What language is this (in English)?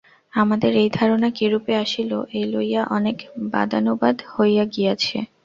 Bangla